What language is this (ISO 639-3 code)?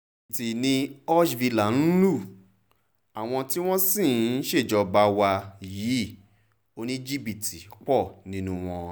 yor